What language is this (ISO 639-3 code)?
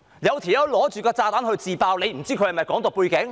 yue